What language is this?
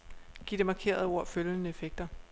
Danish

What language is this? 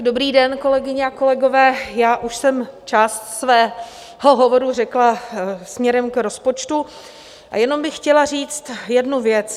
Czech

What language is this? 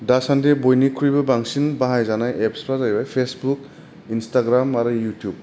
Bodo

